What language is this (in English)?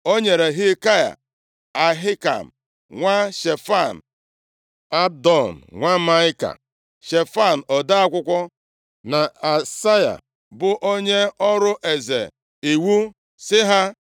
Igbo